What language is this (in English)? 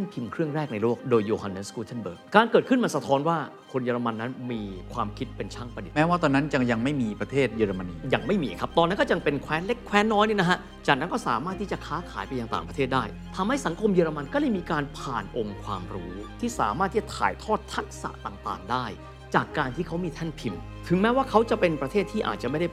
Thai